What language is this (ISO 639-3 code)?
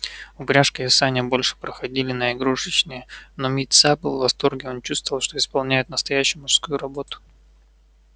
rus